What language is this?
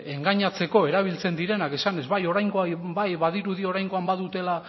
Basque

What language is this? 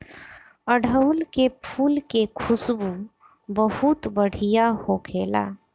Bhojpuri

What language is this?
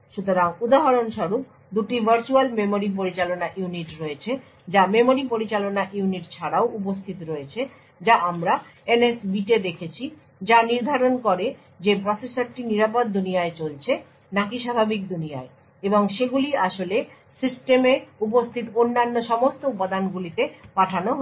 Bangla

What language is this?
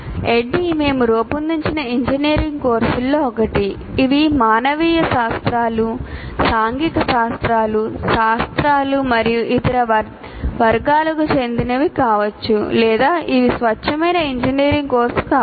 Telugu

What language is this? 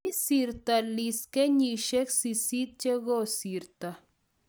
Kalenjin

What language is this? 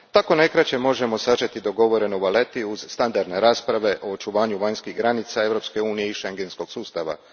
Croatian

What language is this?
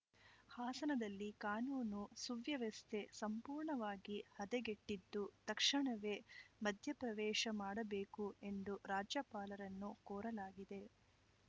Kannada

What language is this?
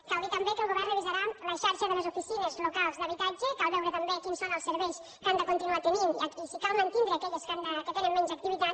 Catalan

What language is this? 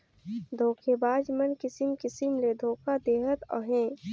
Chhattisgarhi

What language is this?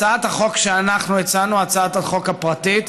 Hebrew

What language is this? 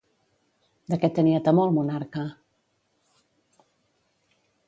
Catalan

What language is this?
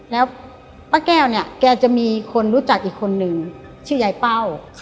Thai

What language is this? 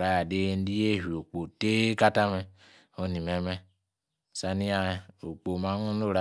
Yace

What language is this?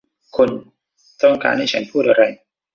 Thai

